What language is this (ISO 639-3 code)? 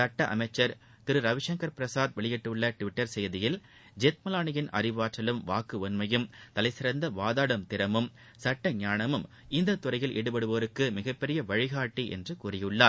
tam